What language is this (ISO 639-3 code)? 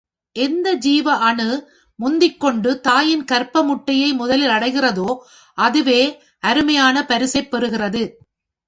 tam